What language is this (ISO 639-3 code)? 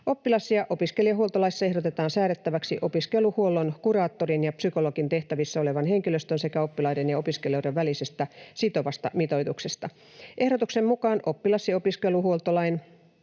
fin